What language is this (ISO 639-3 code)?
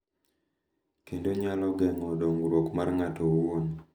luo